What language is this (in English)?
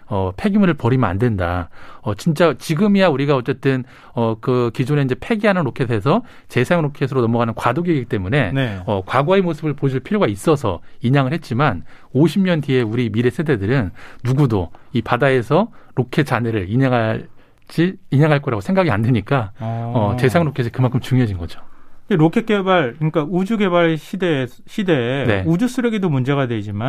Korean